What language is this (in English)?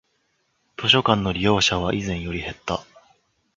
Japanese